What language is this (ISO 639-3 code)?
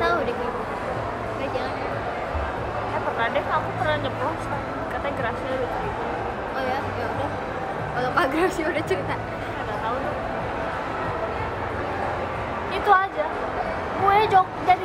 ind